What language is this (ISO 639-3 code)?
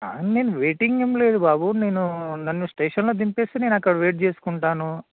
tel